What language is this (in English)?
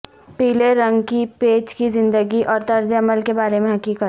Urdu